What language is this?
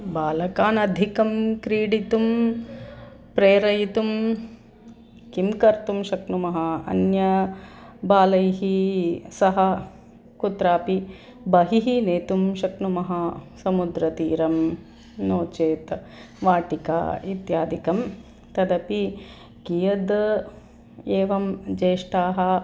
Sanskrit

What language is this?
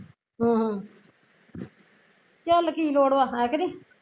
Punjabi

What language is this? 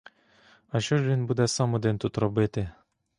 Ukrainian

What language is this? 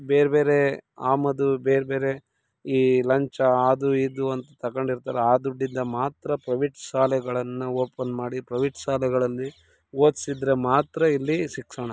Kannada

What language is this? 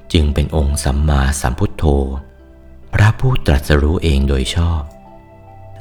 Thai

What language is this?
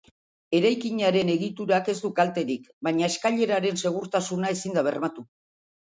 Basque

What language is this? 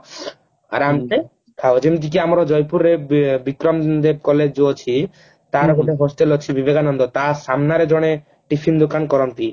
Odia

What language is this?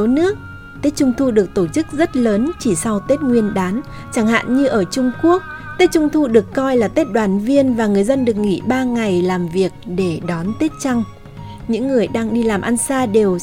Vietnamese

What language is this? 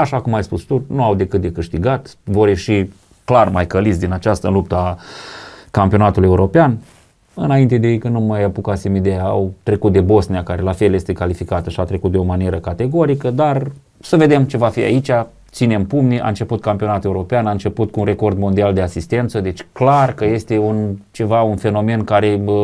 Romanian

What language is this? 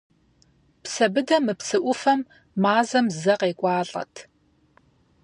Kabardian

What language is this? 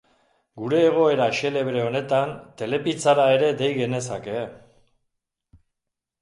Basque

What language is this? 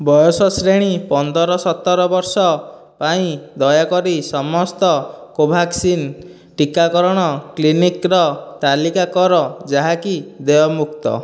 Odia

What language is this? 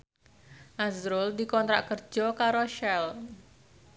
Javanese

